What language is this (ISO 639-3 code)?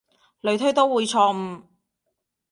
yue